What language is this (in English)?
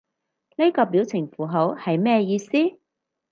Cantonese